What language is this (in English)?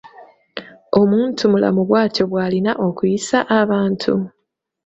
Ganda